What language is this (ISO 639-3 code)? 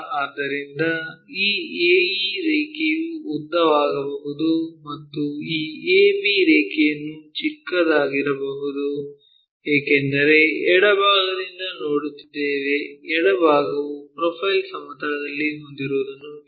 kan